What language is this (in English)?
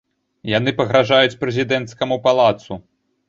Belarusian